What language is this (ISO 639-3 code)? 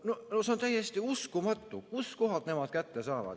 est